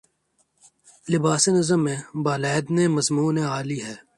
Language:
Urdu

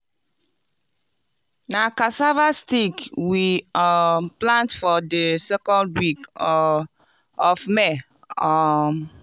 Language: Nigerian Pidgin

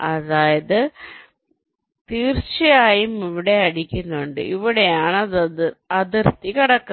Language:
Malayalam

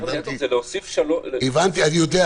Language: Hebrew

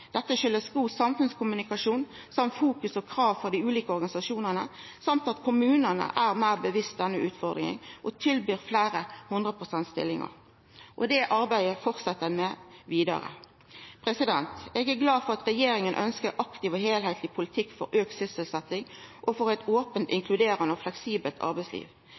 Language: Norwegian Nynorsk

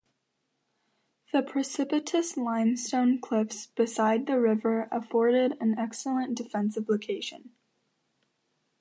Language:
English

